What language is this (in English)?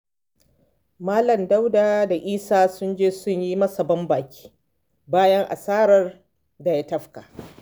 Hausa